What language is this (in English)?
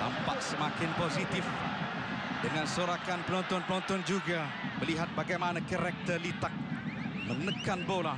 Malay